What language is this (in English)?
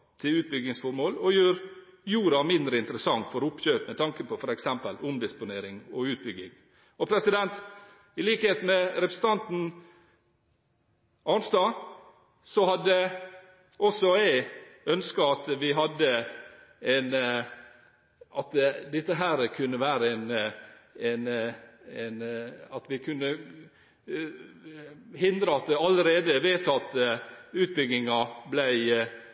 Norwegian Bokmål